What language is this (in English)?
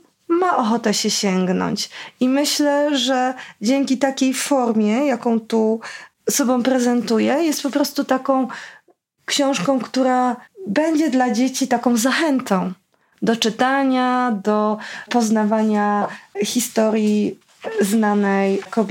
Polish